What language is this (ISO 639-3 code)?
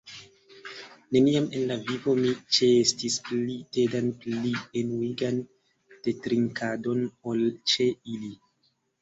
epo